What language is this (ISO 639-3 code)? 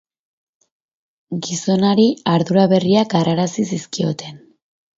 eus